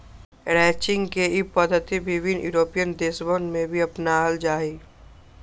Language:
Magahi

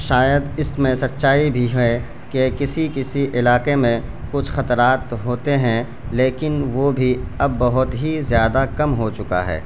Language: Urdu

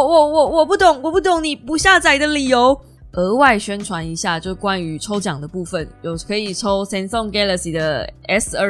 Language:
Chinese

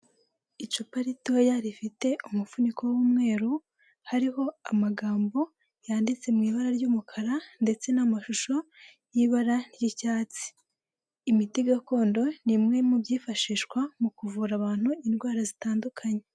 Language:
Kinyarwanda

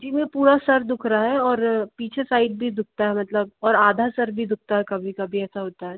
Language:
Hindi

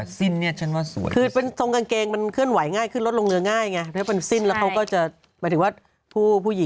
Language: Thai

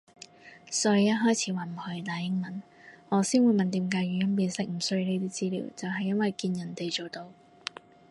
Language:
Cantonese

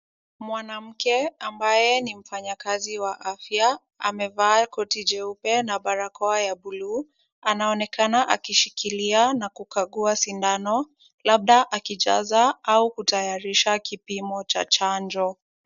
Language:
Swahili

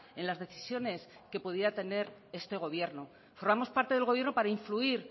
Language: Spanish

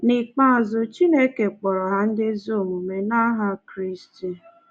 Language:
Igbo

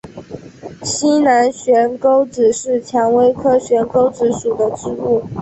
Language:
Chinese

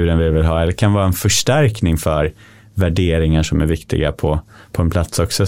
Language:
Swedish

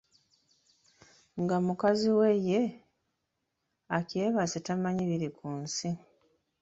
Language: Ganda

